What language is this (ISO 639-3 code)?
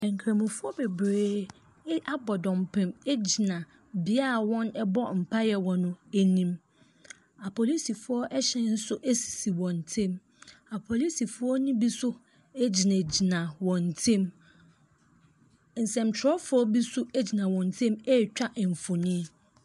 aka